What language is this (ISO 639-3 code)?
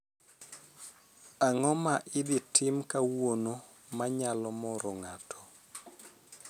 luo